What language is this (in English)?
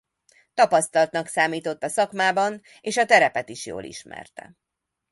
Hungarian